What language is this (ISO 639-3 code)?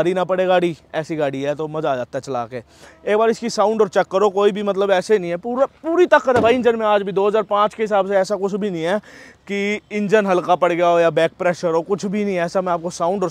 hin